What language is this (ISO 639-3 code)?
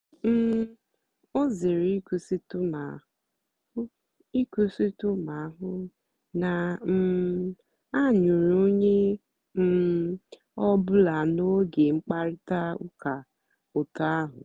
ibo